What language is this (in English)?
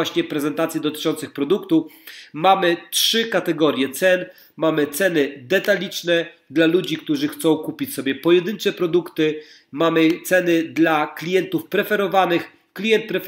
Polish